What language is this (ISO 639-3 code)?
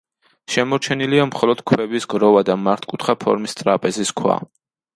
kat